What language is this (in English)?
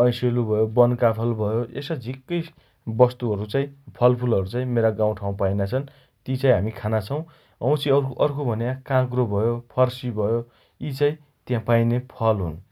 Dotyali